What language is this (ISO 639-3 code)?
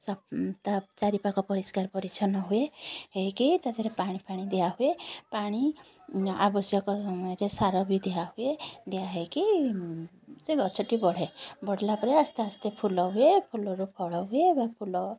ori